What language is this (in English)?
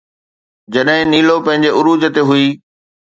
Sindhi